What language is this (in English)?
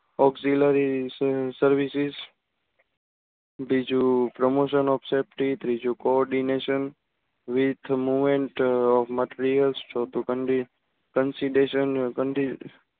Gujarati